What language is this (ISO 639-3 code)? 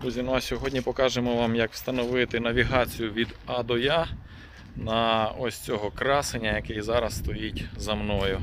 ukr